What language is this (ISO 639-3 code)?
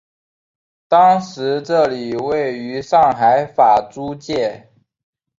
zho